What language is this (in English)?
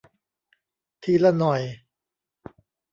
Thai